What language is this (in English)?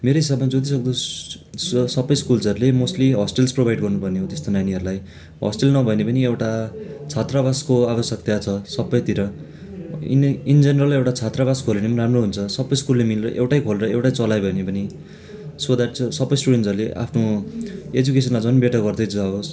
Nepali